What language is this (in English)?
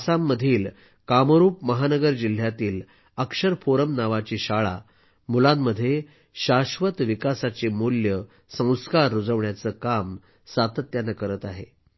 Marathi